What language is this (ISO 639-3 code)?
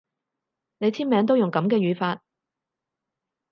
yue